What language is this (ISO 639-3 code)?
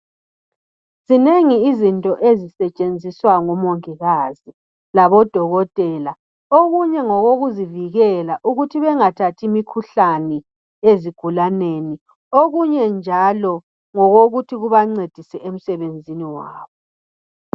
nde